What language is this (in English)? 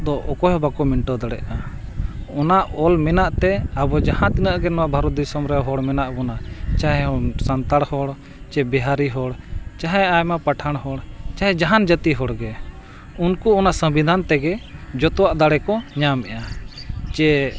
Santali